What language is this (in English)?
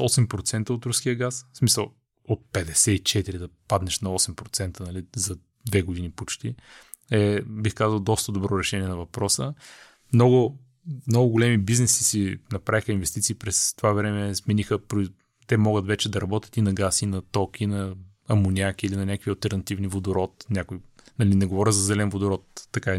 Bulgarian